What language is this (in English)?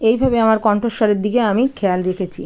Bangla